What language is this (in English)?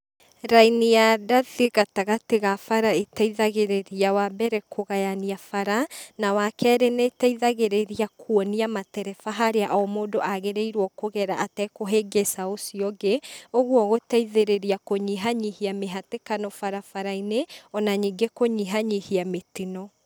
Kikuyu